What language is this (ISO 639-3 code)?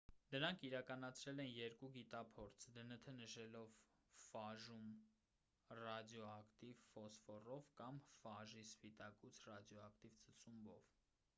hye